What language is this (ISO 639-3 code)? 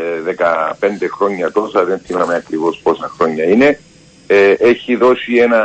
ell